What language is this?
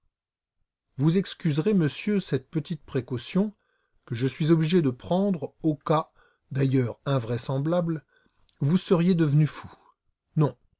French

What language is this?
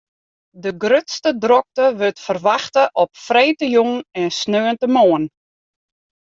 Western Frisian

